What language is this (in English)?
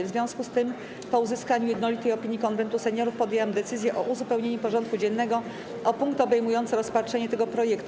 Polish